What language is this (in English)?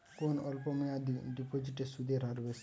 Bangla